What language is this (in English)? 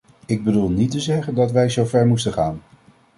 Dutch